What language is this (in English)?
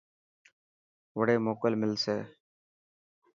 Dhatki